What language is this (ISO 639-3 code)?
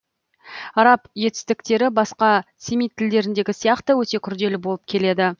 kaz